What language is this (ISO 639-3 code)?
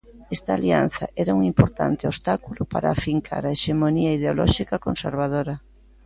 glg